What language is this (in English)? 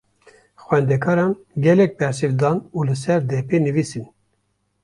Kurdish